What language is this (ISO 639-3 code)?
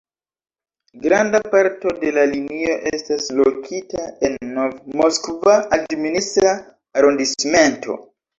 epo